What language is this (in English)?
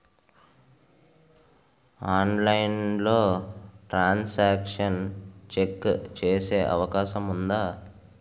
Telugu